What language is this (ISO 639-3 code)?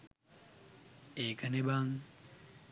sin